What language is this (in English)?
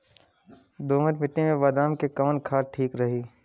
Bhojpuri